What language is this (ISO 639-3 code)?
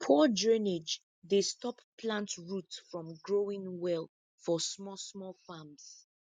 pcm